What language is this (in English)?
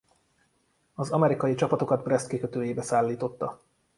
Hungarian